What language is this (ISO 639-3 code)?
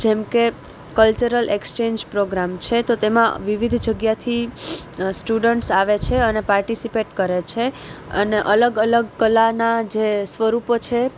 guj